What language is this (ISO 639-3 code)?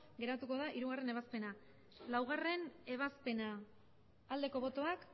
eus